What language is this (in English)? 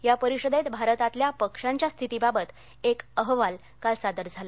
Marathi